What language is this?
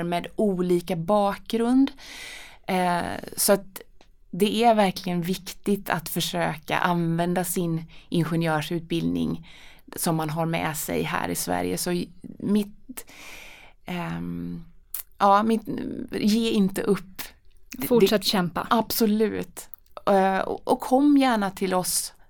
Swedish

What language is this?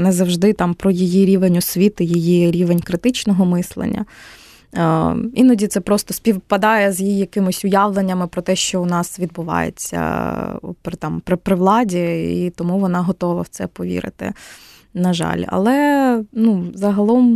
Ukrainian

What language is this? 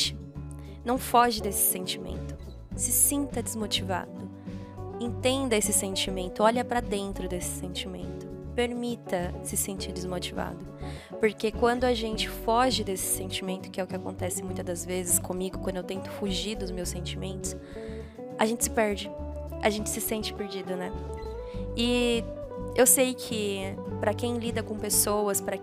Portuguese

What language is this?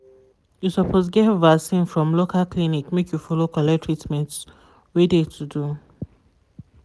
Nigerian Pidgin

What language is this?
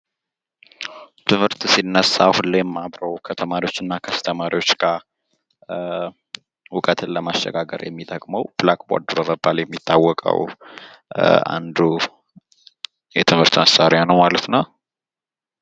Amharic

